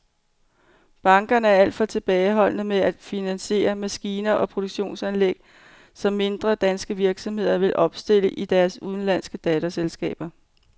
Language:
Danish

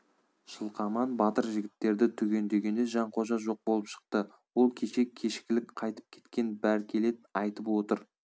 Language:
Kazakh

